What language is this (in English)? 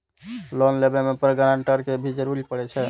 Maithili